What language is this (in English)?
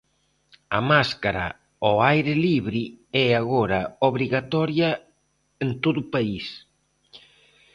Galician